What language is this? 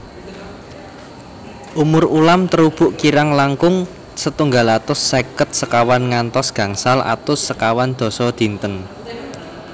Javanese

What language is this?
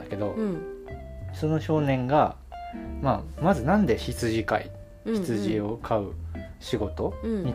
Japanese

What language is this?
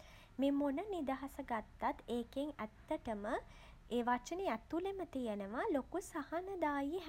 Sinhala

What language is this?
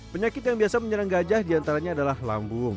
Indonesian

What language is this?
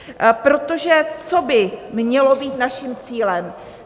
Czech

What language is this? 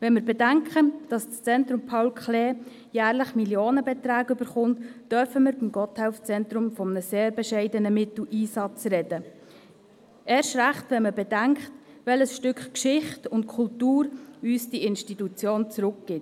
Swiss German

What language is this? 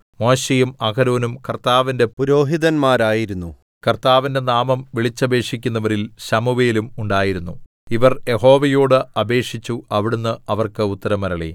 Malayalam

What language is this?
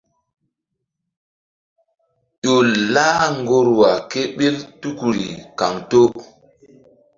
Mbum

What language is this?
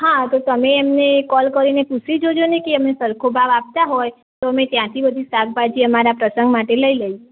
Gujarati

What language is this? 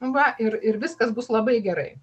Lithuanian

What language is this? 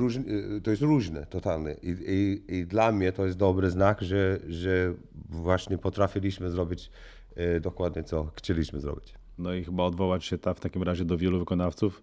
Polish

